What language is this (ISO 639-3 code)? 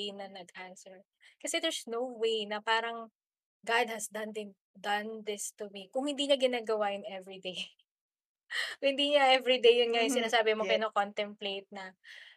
fil